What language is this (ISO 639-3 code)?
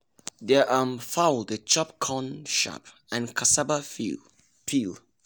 pcm